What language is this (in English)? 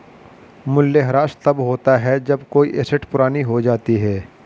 Hindi